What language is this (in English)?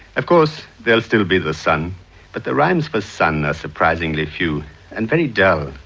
English